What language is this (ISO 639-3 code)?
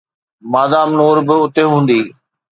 snd